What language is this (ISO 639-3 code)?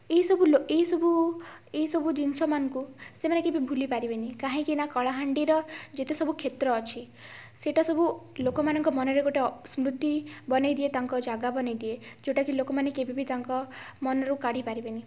ori